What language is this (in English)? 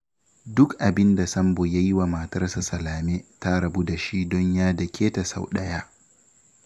Hausa